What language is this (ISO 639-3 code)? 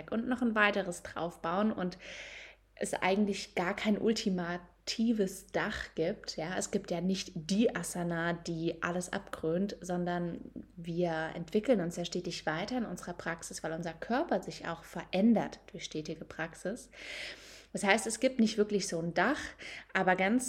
deu